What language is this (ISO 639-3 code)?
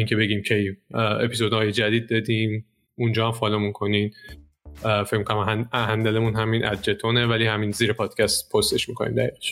fas